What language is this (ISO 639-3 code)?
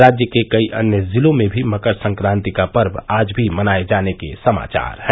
hin